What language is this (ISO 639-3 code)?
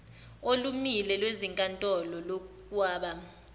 zul